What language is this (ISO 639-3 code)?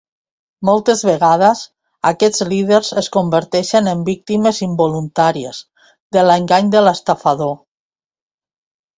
cat